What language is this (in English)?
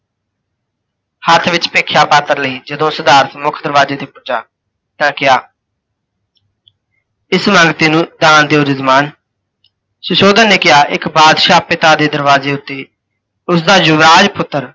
Punjabi